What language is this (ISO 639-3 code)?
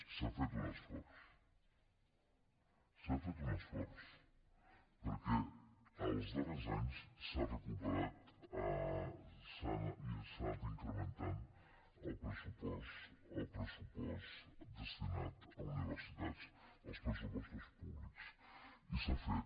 cat